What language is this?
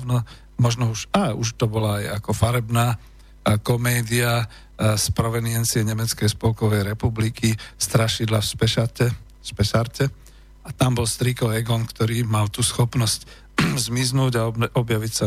Slovak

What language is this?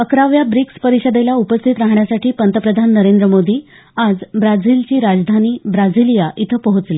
Marathi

